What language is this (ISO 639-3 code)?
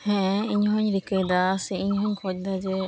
sat